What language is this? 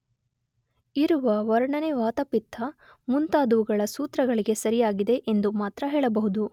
Kannada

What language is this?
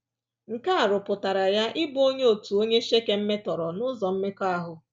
Igbo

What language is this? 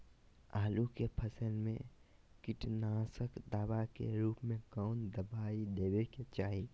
Magahi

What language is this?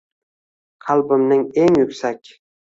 Uzbek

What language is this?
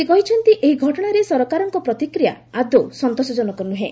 Odia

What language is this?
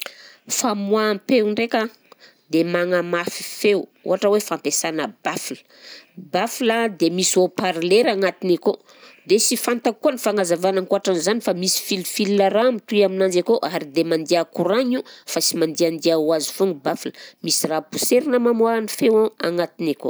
Southern Betsimisaraka Malagasy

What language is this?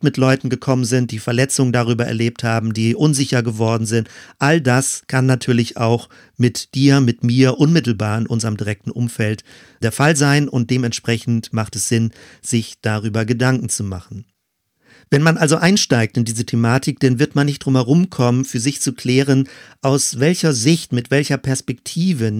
German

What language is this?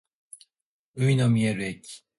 Japanese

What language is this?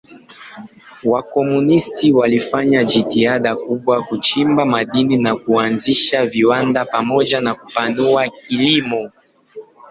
Swahili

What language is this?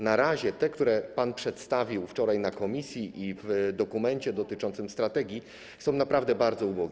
Polish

